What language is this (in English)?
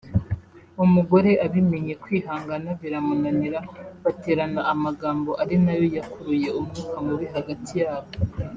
Kinyarwanda